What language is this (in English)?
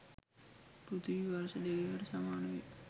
Sinhala